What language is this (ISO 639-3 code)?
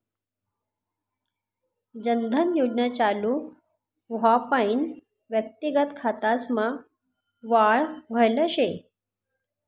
mar